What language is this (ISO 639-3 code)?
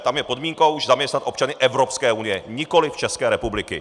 ces